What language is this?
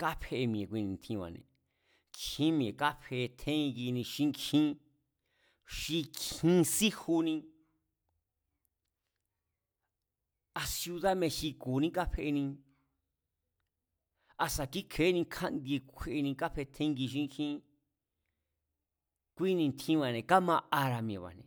Mazatlán Mazatec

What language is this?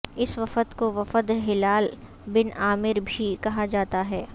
Urdu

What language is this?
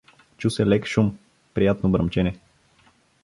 Bulgarian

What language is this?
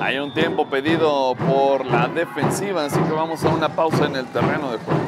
Spanish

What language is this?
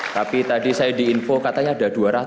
Indonesian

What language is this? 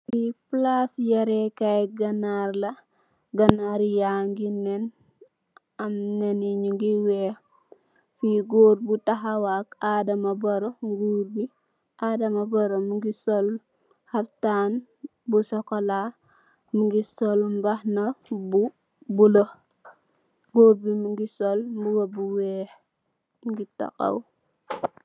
Wolof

